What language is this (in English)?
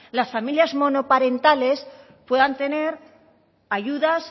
Spanish